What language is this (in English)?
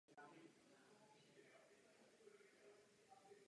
Czech